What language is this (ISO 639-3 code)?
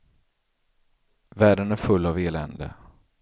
swe